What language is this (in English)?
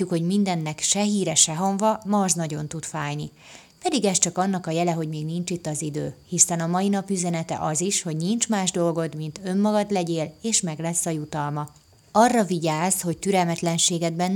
Hungarian